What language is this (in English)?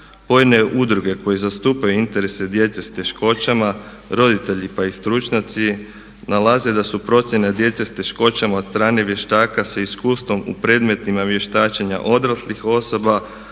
Croatian